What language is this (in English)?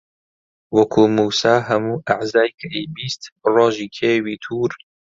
Central Kurdish